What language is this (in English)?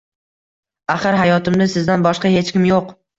Uzbek